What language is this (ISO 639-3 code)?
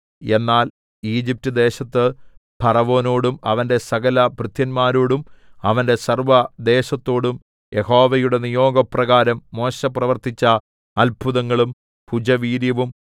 mal